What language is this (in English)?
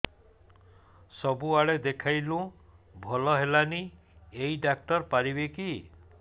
Odia